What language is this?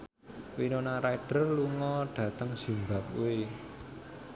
Javanese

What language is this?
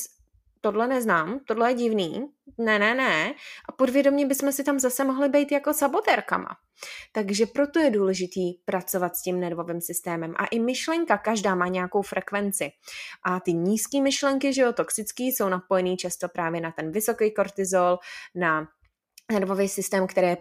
Czech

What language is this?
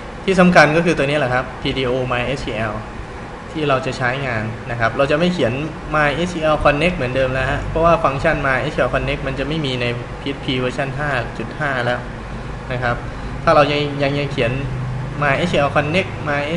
Thai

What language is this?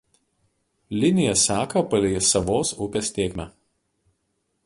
Lithuanian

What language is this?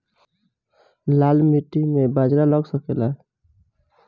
Bhojpuri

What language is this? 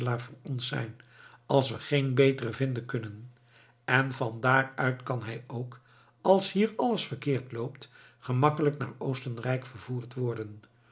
Dutch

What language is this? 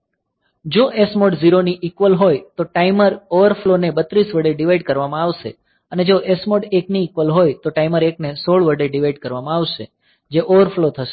Gujarati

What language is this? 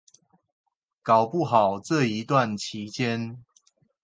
Chinese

